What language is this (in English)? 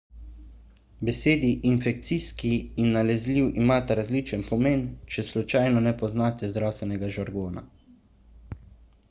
Slovenian